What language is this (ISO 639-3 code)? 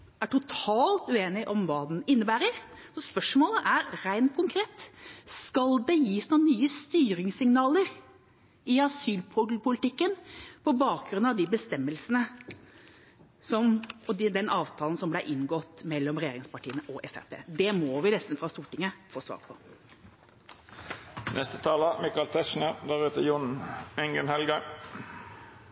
nob